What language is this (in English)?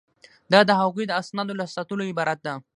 Pashto